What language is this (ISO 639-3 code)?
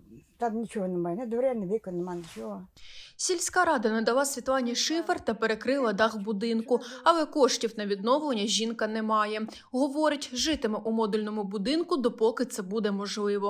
rus